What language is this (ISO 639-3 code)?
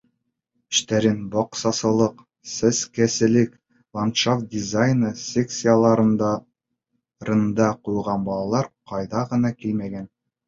bak